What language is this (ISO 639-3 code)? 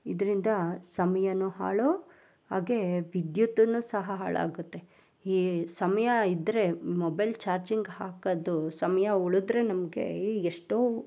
kan